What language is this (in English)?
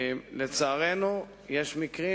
Hebrew